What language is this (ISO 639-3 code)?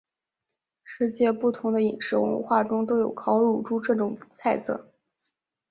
zho